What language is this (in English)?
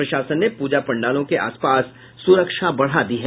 Hindi